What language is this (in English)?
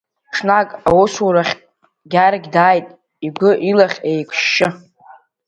Abkhazian